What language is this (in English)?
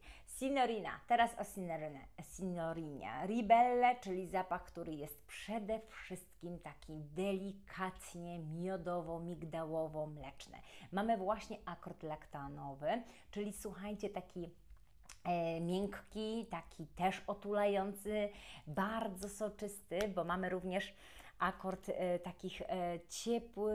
Polish